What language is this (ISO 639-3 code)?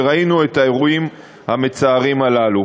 heb